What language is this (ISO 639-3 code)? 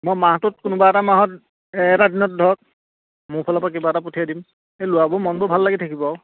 asm